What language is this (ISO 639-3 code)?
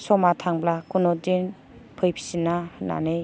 brx